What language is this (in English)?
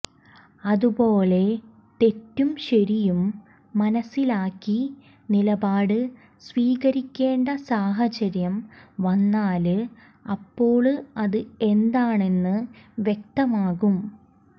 Malayalam